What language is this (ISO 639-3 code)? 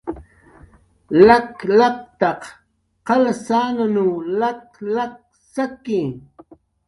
jqr